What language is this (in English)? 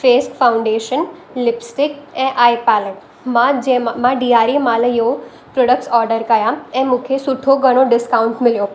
Sindhi